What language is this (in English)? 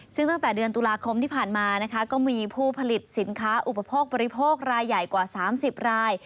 Thai